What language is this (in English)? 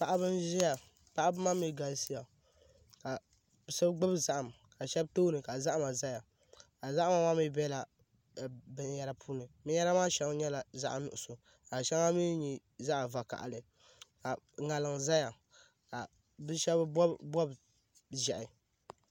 Dagbani